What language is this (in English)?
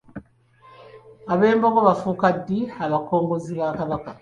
Ganda